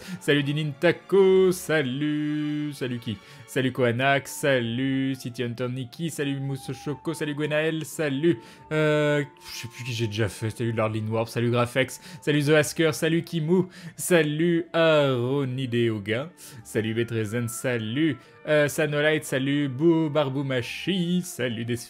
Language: French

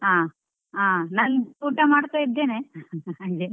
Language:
Kannada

